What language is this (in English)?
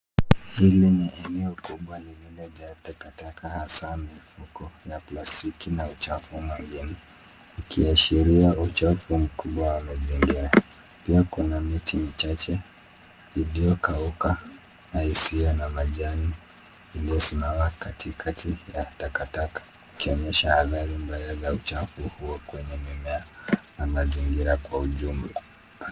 Swahili